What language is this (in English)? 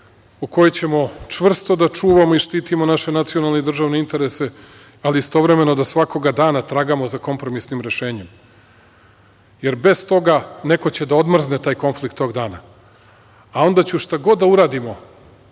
Serbian